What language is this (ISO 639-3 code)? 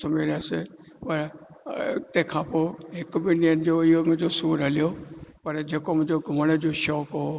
snd